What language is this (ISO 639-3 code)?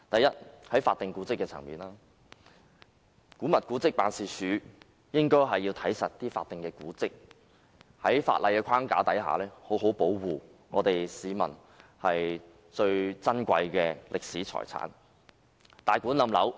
yue